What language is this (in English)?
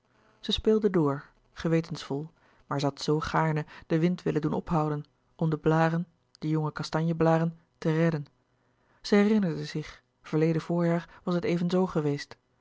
Dutch